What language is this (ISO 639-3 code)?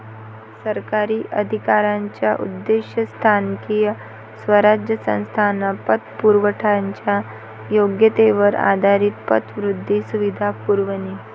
mar